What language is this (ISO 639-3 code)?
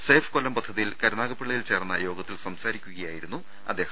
mal